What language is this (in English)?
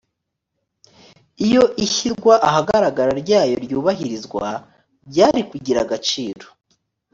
Kinyarwanda